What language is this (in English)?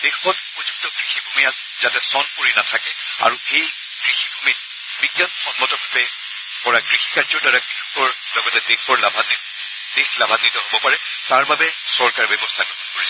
Assamese